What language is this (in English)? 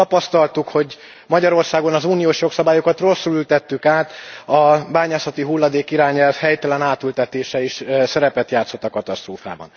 Hungarian